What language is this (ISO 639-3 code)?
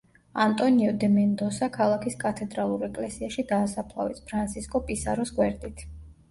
kat